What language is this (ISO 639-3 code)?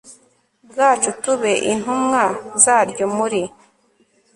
kin